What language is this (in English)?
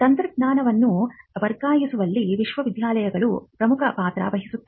Kannada